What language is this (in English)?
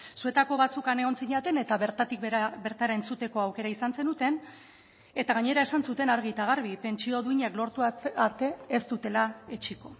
Basque